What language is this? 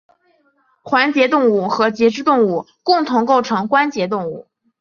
Chinese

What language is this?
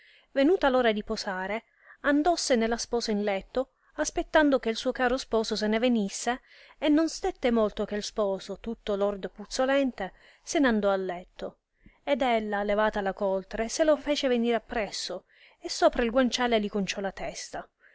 Italian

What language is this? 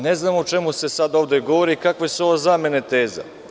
Serbian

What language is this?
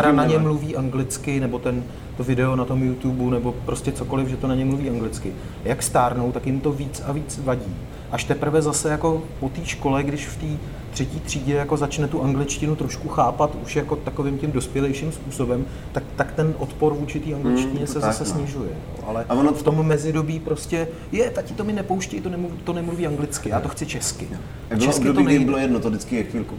Czech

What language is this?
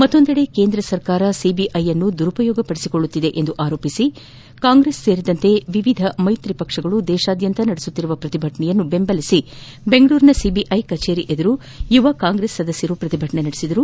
Kannada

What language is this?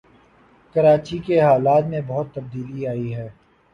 Urdu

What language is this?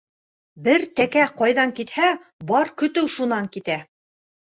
Bashkir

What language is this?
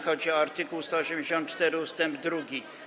Polish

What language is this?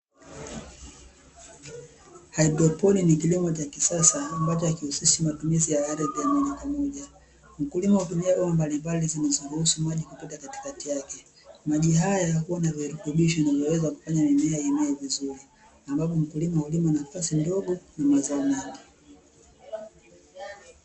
Swahili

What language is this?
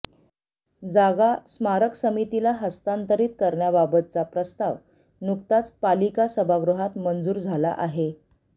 Marathi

